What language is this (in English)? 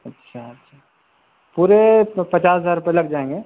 Urdu